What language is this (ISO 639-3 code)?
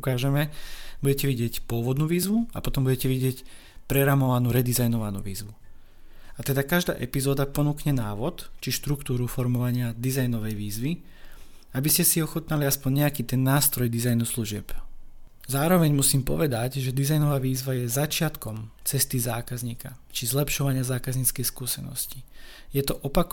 slk